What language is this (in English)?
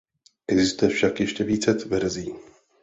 Czech